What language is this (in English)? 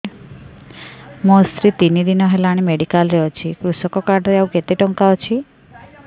Odia